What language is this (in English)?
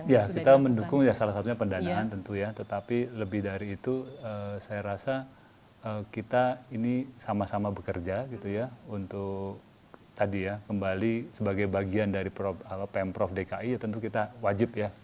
Indonesian